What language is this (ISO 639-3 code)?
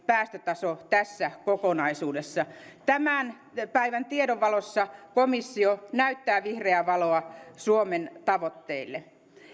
fin